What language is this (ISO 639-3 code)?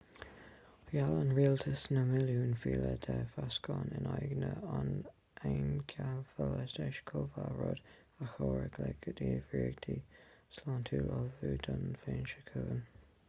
gle